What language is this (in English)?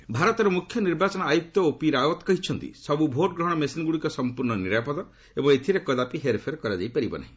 Odia